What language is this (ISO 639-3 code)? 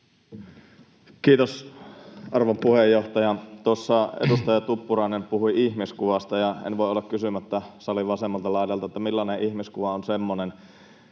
fin